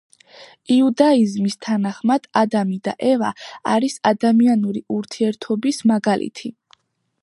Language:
Georgian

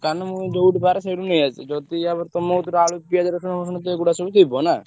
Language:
Odia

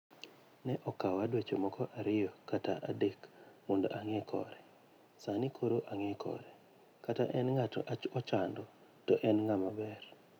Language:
Luo (Kenya and Tanzania)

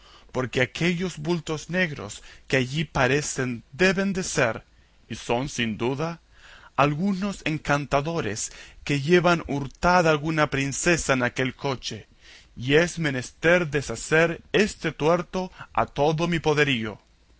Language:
Spanish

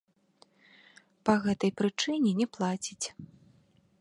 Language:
Belarusian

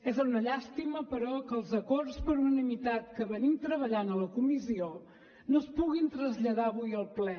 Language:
Catalan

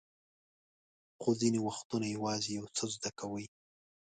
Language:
Pashto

